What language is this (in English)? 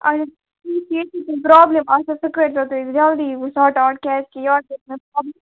Kashmiri